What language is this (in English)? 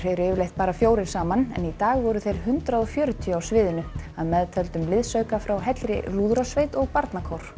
Icelandic